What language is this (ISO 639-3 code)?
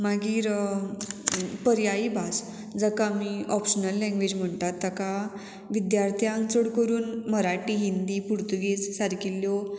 kok